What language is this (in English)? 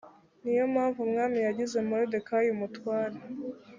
Kinyarwanda